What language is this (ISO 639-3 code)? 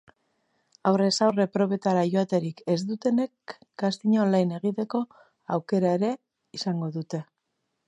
eus